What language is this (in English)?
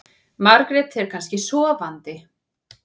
Icelandic